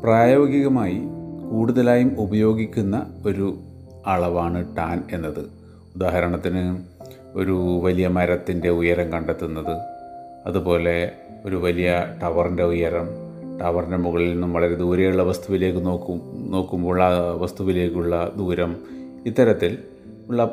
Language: Malayalam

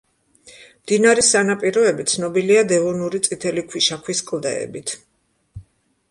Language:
Georgian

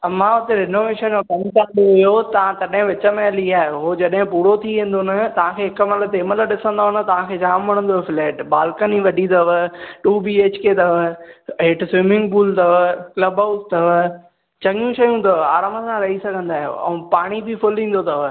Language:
Sindhi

